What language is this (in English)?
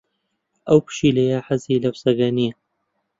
Central Kurdish